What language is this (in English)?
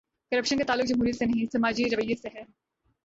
Urdu